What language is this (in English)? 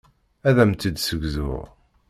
Kabyle